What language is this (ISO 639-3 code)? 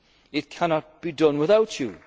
eng